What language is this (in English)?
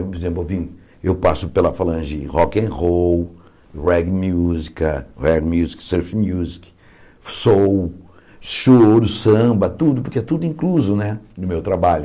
Portuguese